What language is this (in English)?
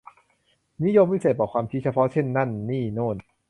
Thai